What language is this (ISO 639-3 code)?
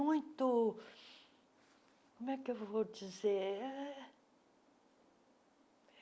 por